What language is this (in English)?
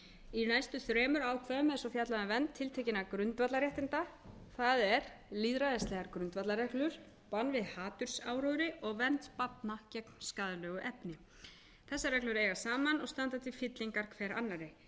Icelandic